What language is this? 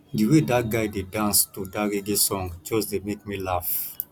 Nigerian Pidgin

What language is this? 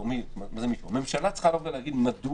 Hebrew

